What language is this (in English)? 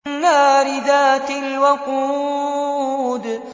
Arabic